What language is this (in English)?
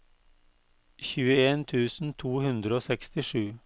Norwegian